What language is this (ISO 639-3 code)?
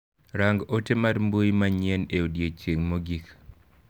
luo